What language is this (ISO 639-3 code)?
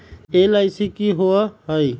mag